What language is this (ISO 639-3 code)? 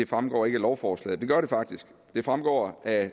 dan